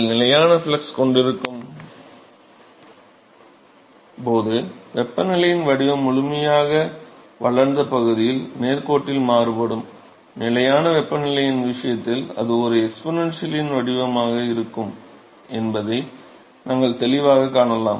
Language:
Tamil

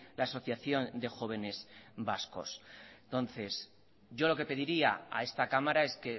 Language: Spanish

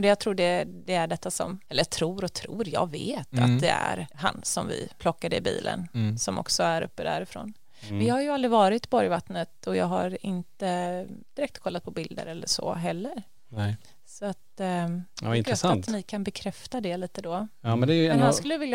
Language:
Swedish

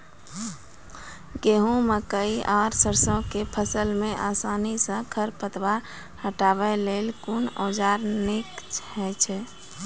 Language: Maithili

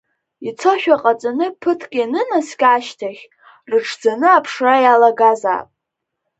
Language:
Abkhazian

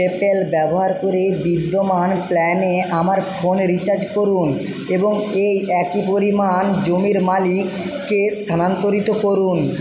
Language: Bangla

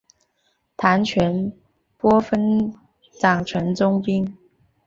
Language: Chinese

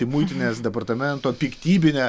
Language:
Lithuanian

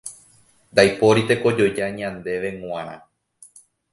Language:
Guarani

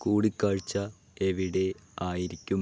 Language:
Malayalam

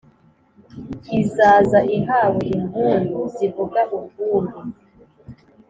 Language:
Kinyarwanda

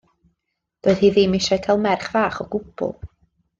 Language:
Welsh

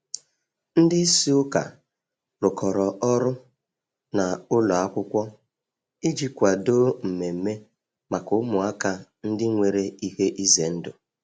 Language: Igbo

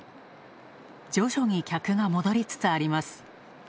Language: Japanese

